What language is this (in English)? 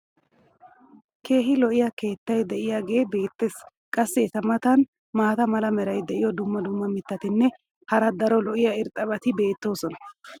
Wolaytta